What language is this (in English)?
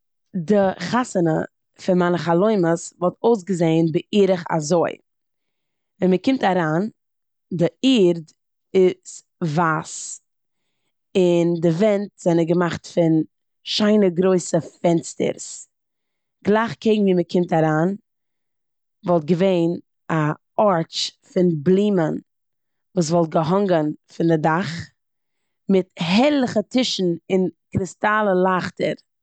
Yiddish